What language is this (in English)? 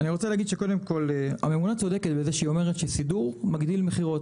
Hebrew